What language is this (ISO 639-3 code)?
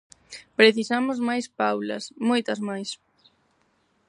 glg